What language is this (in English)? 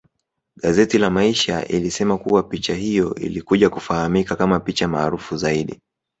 Swahili